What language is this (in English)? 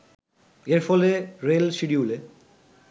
Bangla